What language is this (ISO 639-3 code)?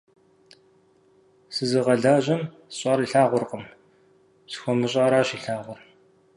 kbd